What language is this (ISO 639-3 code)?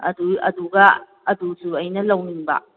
mni